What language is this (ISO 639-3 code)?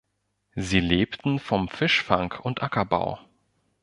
deu